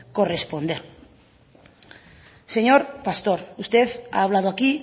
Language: Spanish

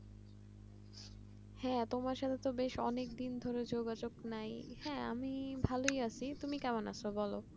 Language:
Bangla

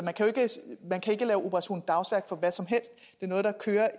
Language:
Danish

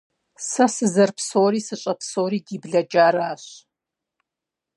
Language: Kabardian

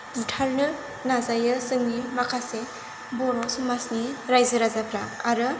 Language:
Bodo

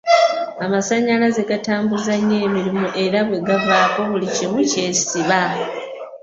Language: Ganda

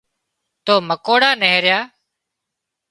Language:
Wadiyara Koli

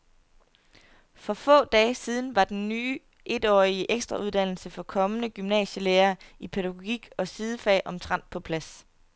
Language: Danish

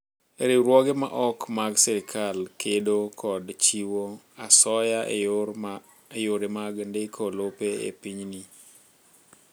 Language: Luo (Kenya and Tanzania)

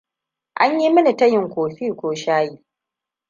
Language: Hausa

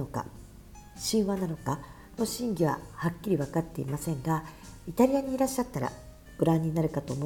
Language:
Japanese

